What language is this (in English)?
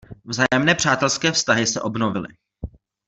Czech